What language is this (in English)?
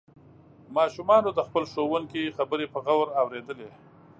Pashto